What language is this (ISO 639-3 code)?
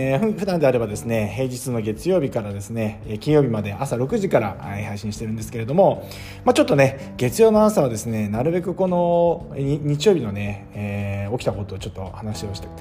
jpn